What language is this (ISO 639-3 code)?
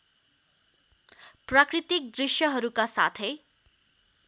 nep